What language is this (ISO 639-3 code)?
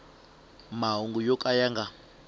tso